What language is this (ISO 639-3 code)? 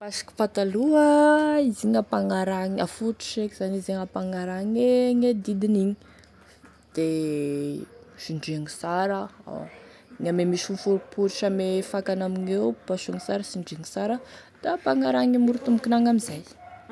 tkg